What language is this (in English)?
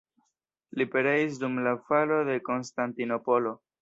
Esperanto